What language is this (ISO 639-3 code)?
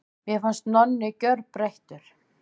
isl